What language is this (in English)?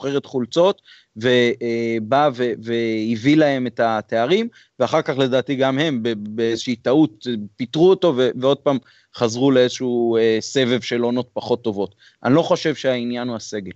Hebrew